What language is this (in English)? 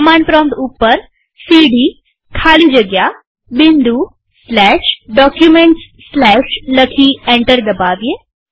Gujarati